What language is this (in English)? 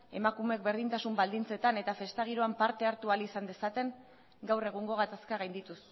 Basque